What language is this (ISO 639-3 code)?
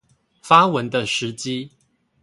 zho